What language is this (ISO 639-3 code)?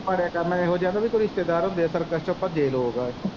pan